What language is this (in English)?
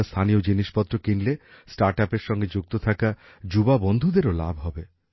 Bangla